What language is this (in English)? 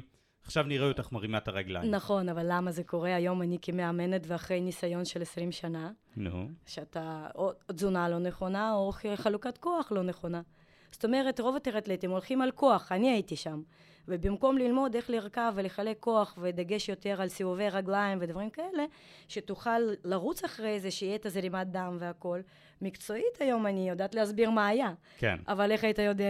Hebrew